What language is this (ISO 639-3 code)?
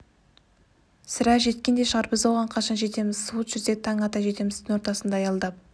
kaz